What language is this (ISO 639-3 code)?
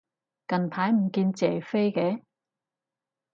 yue